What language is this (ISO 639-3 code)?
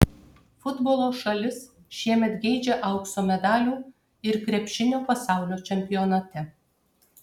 lit